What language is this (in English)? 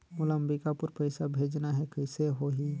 Chhattisgarhi